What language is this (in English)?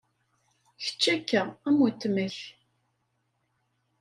Kabyle